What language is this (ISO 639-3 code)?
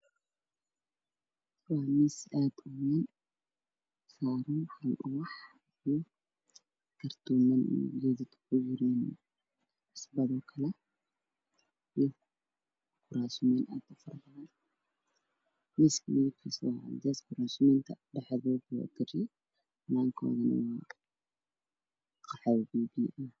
som